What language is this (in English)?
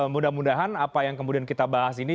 Indonesian